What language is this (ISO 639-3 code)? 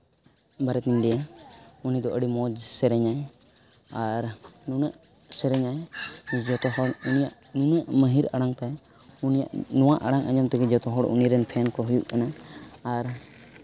sat